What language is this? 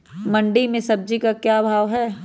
Magahi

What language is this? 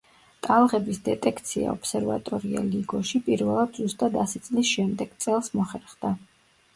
Georgian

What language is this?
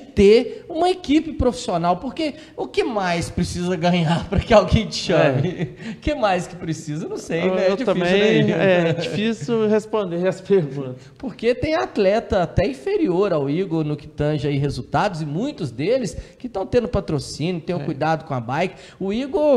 Portuguese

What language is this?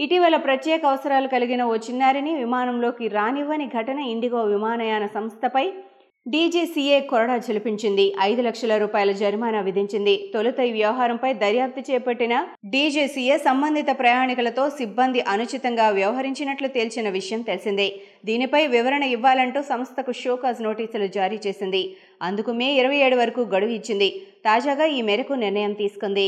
Telugu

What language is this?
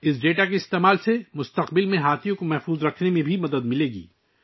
Urdu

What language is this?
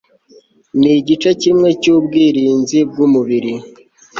Kinyarwanda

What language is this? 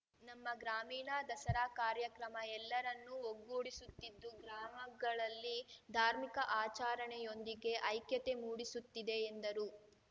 Kannada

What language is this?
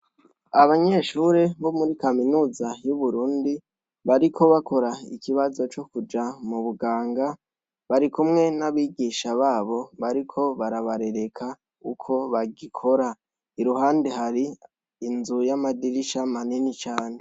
Rundi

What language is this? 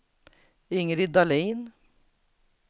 Swedish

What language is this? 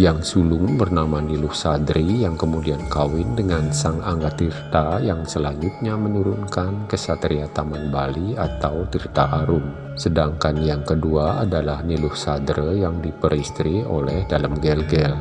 Indonesian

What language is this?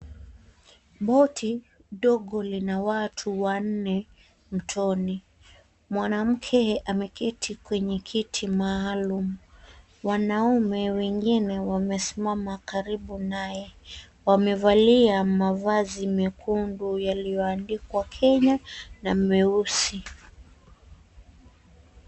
Swahili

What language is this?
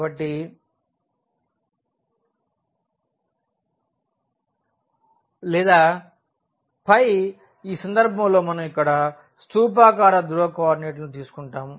Telugu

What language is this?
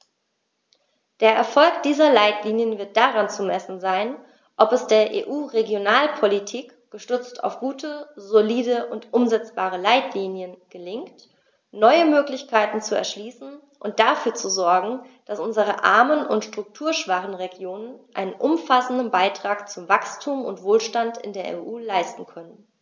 German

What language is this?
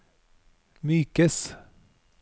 Norwegian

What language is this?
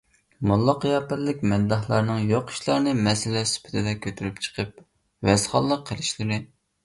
Uyghur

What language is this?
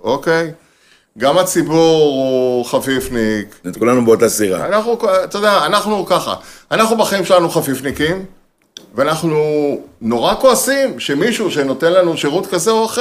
Hebrew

